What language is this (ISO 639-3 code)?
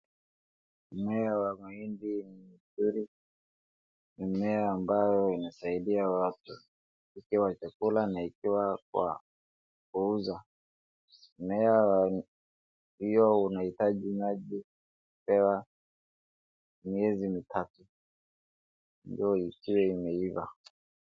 swa